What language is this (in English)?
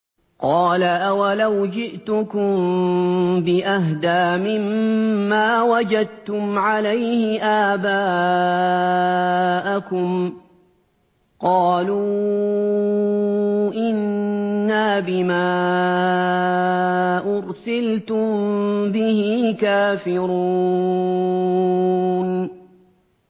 Arabic